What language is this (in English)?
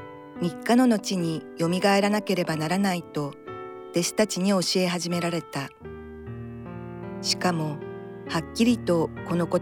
Japanese